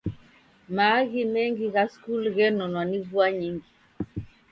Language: Taita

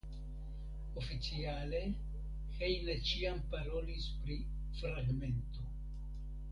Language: Esperanto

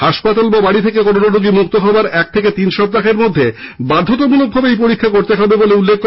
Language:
Bangla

